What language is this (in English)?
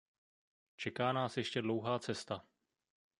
Czech